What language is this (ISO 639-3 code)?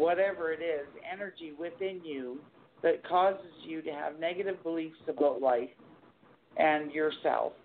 eng